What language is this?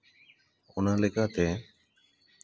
Santali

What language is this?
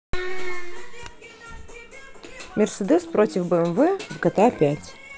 Russian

